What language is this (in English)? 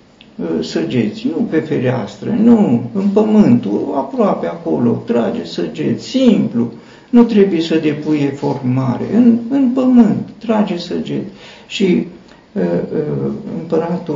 Romanian